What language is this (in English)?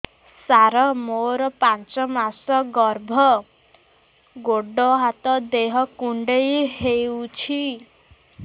Odia